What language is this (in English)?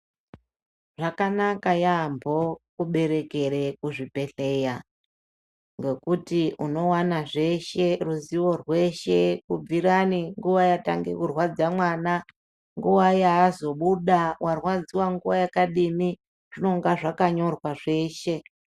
Ndau